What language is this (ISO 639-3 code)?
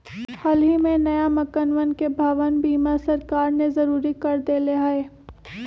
mag